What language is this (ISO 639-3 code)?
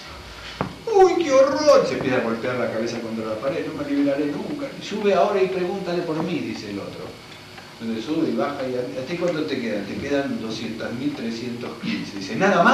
spa